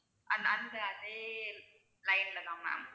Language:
Tamil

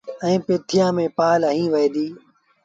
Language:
Sindhi Bhil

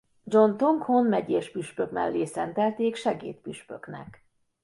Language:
Hungarian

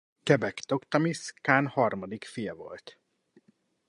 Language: Hungarian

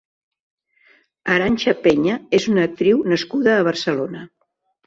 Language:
Catalan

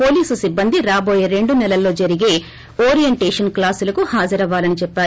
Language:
Telugu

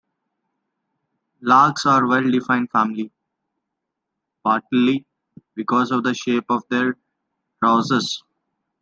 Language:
English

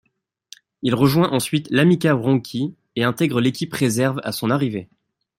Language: French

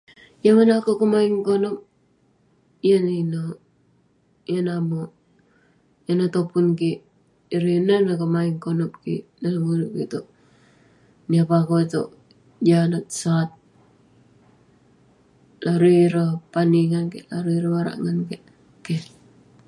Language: Western Penan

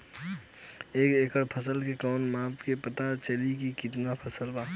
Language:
Bhojpuri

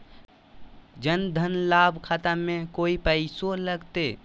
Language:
Magahi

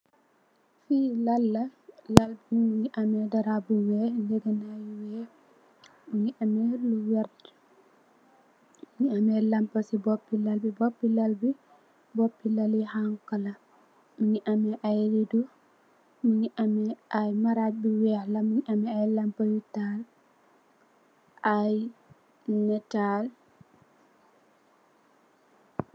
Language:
Wolof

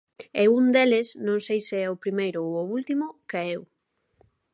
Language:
Galician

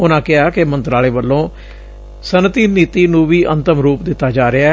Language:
Punjabi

